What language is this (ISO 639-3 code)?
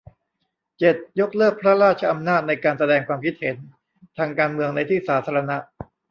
tha